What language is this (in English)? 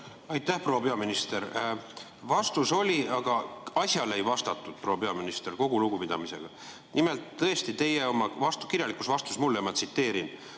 Estonian